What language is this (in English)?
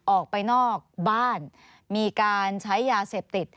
Thai